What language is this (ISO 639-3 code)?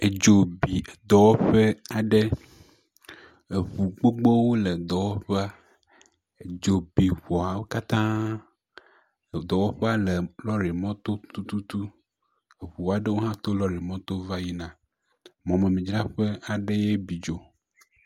ewe